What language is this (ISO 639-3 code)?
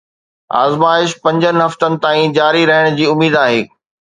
snd